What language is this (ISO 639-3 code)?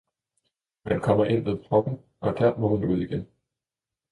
dan